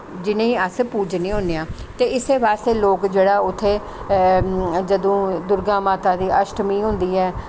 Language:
Dogri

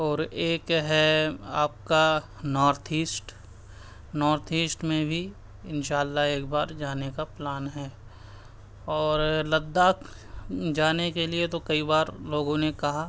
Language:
Urdu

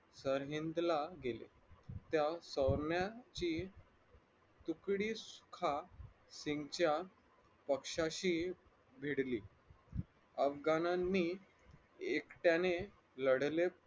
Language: Marathi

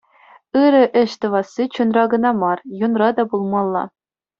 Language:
Chuvash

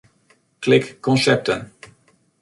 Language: Western Frisian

